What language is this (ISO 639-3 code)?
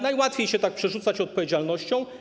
pol